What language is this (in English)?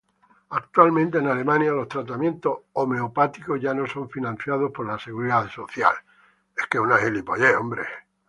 Spanish